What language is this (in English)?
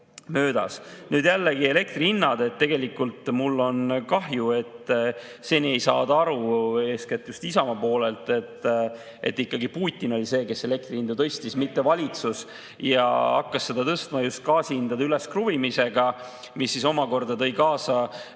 Estonian